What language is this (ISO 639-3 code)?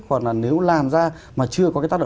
vie